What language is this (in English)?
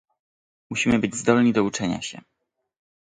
Polish